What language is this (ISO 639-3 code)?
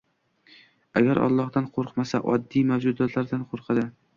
uzb